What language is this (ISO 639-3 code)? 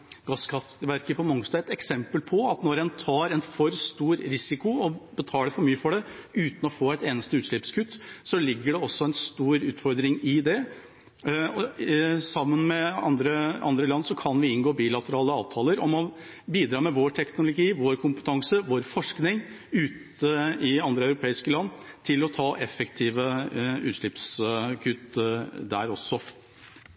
nob